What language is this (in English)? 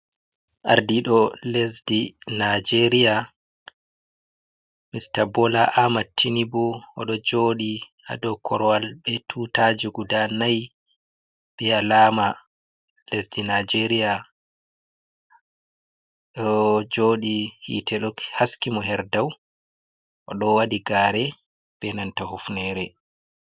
Fula